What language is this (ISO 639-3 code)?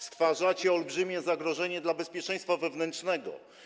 pol